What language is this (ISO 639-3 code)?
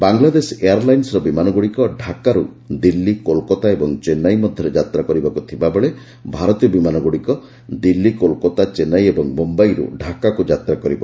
ori